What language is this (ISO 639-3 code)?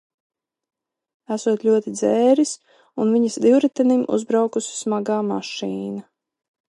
lav